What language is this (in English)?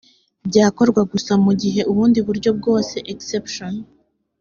Kinyarwanda